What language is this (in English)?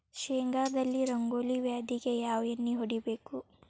Kannada